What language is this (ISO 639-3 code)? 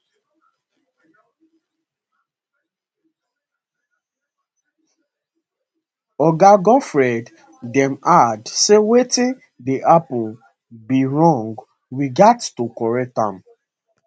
pcm